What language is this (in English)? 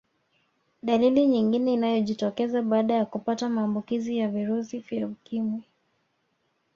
Swahili